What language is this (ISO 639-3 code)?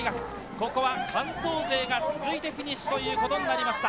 jpn